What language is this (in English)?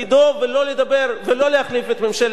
Hebrew